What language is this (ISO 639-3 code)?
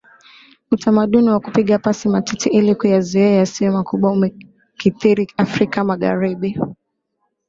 swa